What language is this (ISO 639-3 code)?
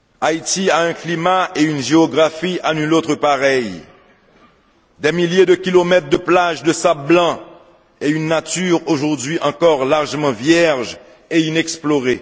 fra